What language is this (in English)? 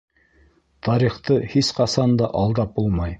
Bashkir